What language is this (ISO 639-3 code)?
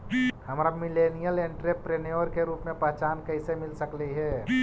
mag